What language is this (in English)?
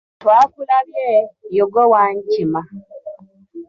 Ganda